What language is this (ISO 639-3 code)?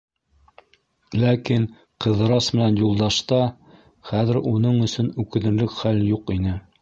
bak